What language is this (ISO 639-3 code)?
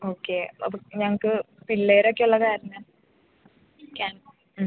mal